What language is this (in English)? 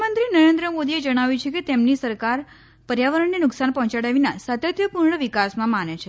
Gujarati